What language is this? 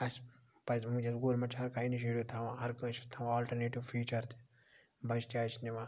Kashmiri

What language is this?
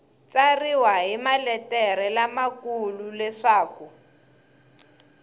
Tsonga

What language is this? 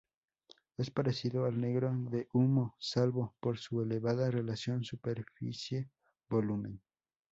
Spanish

